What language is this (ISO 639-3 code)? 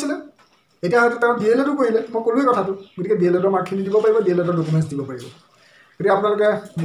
tur